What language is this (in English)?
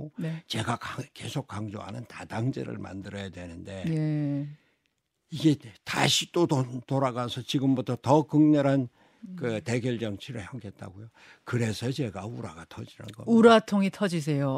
Korean